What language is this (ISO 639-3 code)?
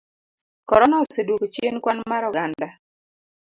luo